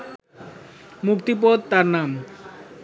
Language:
Bangla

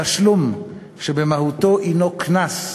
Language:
Hebrew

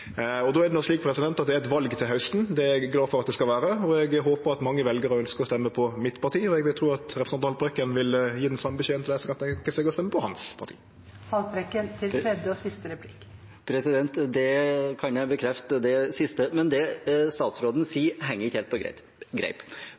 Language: Norwegian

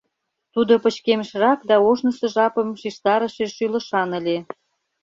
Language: Mari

